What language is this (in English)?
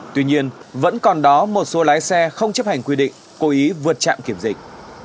Vietnamese